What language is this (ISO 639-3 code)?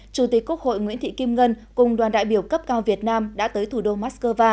vie